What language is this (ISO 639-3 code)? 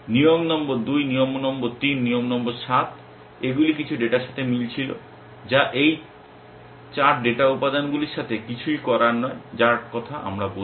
ben